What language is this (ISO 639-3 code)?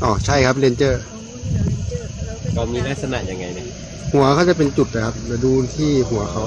tha